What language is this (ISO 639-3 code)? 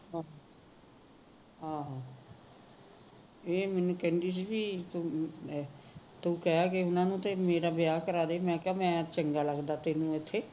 pan